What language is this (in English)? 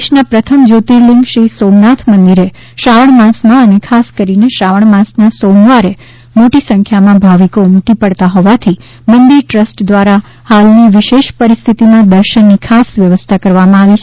Gujarati